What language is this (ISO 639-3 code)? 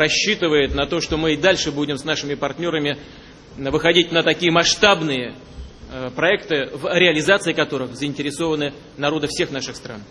rus